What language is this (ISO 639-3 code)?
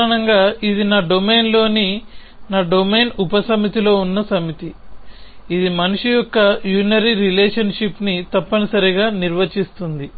tel